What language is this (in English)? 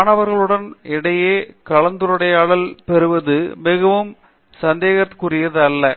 Tamil